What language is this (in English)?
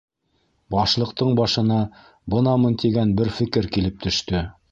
Bashkir